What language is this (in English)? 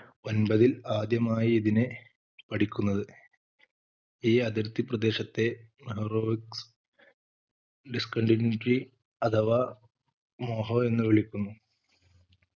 Malayalam